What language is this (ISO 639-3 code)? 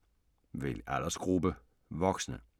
dan